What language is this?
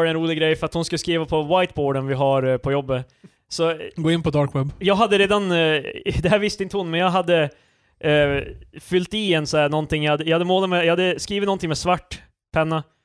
Swedish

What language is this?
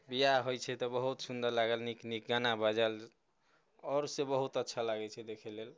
Maithili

